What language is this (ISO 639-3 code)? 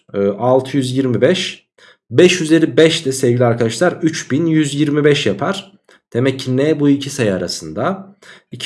tur